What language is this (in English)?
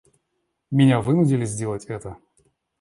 Russian